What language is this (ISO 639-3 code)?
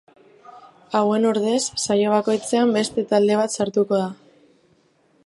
eus